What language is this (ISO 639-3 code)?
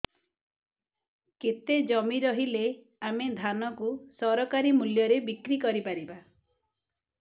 ori